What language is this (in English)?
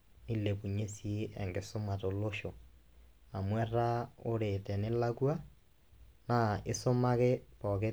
Masai